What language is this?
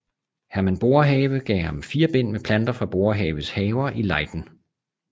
Danish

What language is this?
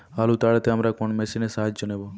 Bangla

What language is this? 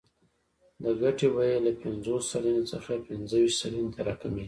Pashto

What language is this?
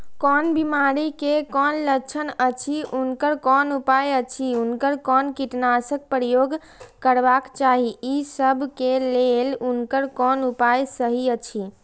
Maithili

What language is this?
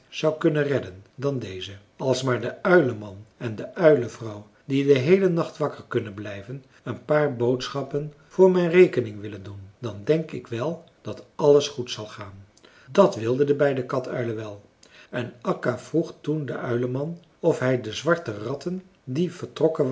Dutch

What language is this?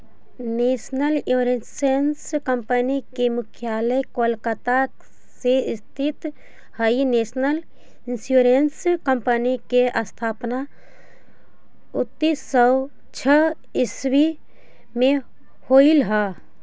Magahi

